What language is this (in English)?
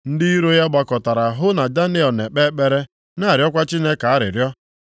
Igbo